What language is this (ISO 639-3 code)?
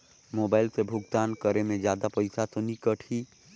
hne